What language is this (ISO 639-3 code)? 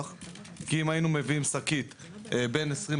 heb